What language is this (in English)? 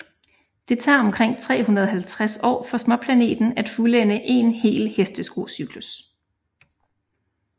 Danish